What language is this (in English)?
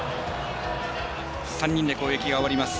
Japanese